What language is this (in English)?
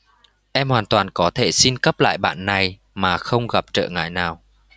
Vietnamese